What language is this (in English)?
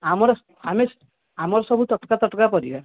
Odia